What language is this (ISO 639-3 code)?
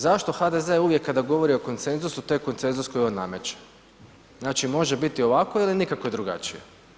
hrv